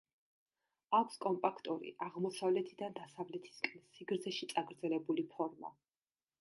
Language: Georgian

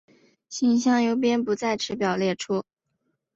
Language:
Chinese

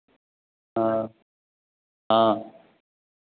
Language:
Hindi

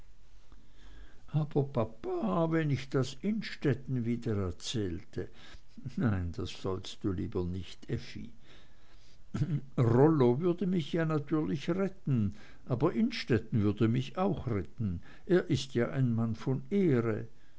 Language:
German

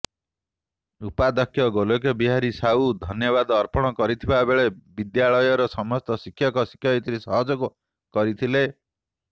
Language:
Odia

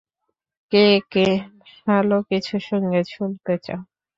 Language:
Bangla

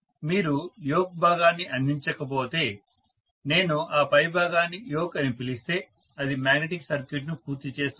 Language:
Telugu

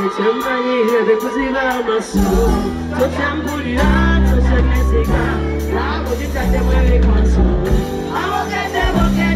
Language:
English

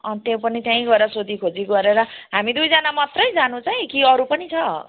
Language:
Nepali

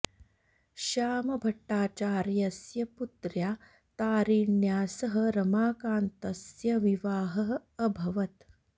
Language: Sanskrit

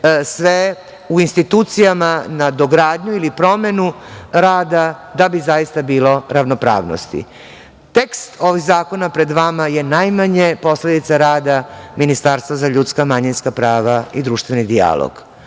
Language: Serbian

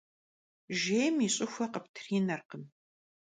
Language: Kabardian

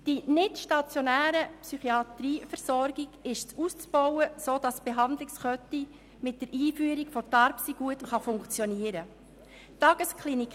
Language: Swiss German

